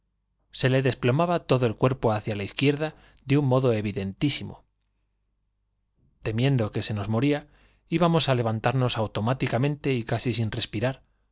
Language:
Spanish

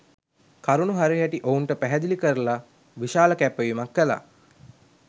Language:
Sinhala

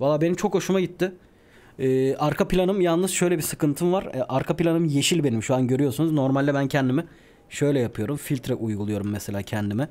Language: Turkish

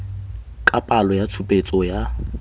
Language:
Tswana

